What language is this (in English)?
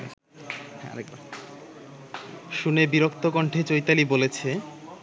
Bangla